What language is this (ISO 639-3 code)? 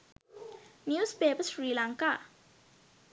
sin